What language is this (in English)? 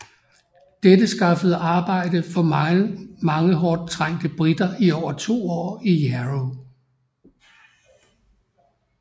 Danish